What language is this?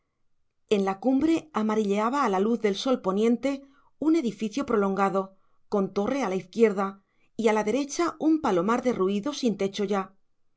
Spanish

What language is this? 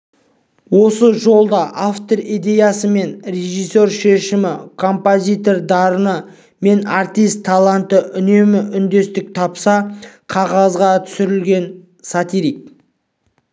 Kazakh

